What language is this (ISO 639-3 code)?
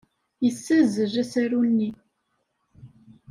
kab